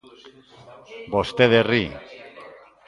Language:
Galician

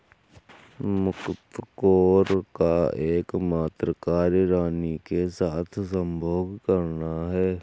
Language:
Hindi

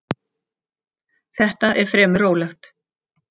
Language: Icelandic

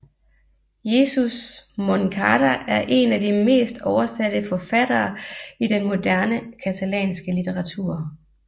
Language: Danish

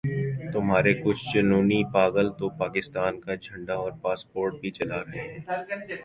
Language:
Urdu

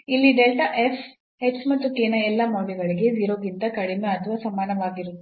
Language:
Kannada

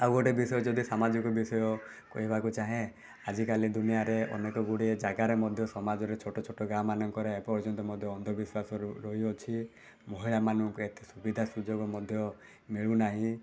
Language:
Odia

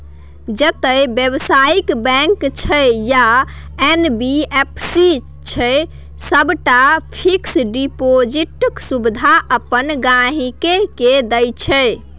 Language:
Maithili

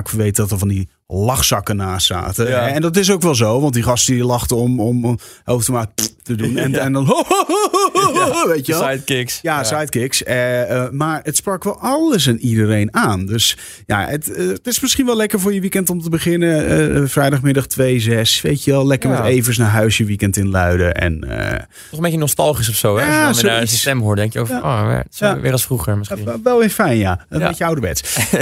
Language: Dutch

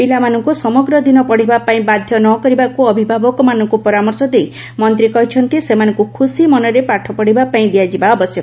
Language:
Odia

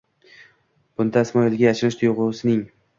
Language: Uzbek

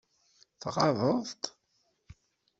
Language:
Kabyle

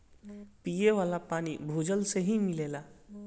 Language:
Bhojpuri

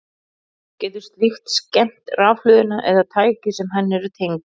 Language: Icelandic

